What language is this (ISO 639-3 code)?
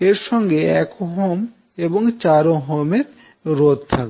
ben